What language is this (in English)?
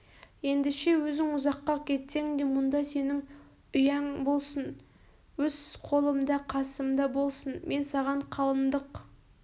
Kazakh